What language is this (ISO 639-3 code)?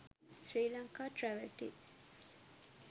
sin